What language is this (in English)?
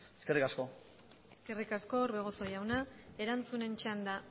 Basque